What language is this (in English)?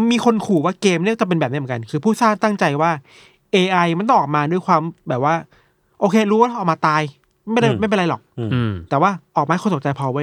Thai